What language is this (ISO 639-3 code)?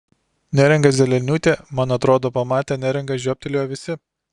lit